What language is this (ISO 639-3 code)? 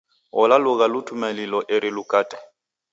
dav